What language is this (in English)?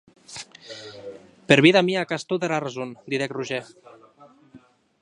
Occitan